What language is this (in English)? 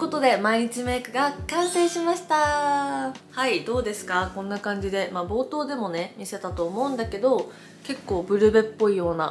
Japanese